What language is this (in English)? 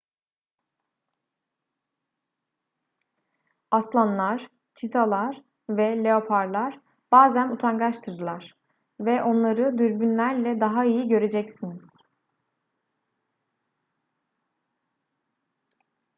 Turkish